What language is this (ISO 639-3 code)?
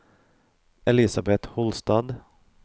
nor